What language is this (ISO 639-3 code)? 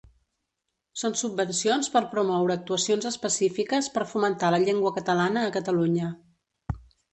cat